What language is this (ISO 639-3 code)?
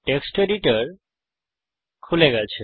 ben